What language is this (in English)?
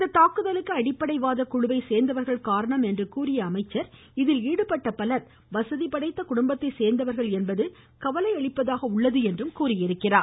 Tamil